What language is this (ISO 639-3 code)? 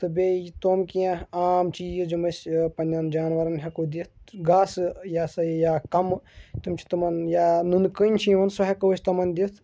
kas